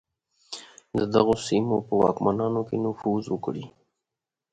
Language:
Pashto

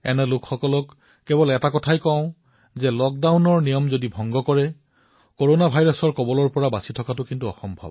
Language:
Assamese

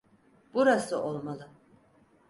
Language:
Turkish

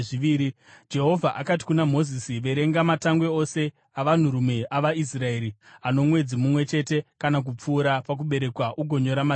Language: Shona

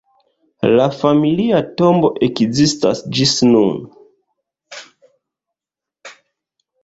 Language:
Esperanto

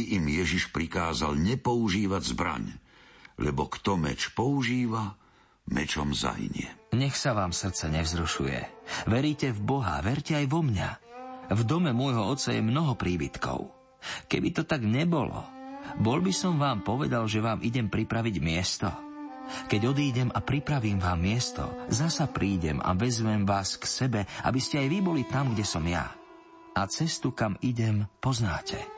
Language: Slovak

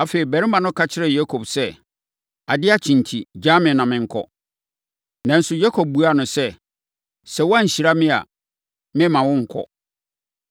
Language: Akan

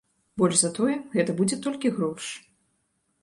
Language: Belarusian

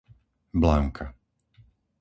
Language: Slovak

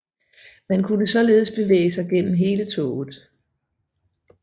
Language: Danish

